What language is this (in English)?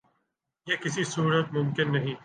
Urdu